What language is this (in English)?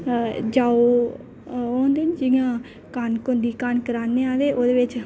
Dogri